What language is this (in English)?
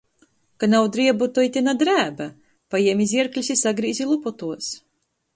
Latgalian